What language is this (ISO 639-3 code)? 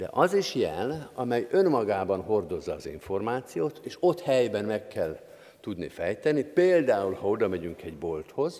hun